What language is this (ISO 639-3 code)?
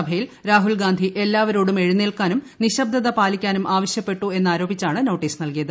mal